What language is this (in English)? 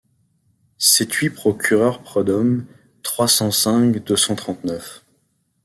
French